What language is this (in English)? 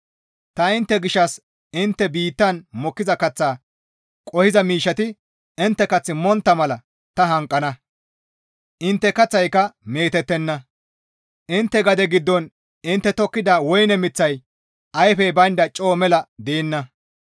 Gamo